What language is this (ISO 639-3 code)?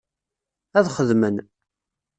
kab